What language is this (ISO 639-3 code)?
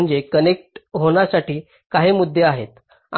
mar